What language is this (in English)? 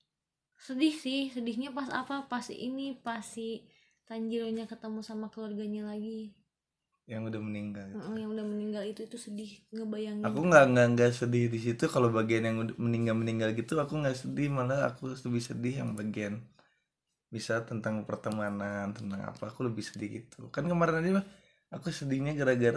Indonesian